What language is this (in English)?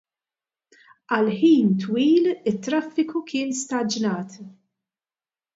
Maltese